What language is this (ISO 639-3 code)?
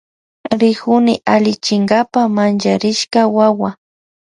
qvj